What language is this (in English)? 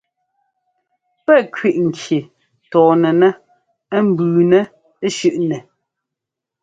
Ngomba